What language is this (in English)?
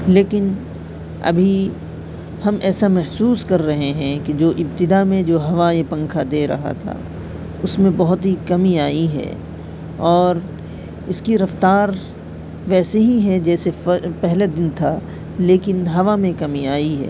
Urdu